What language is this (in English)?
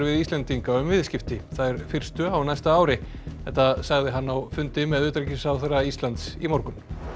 Icelandic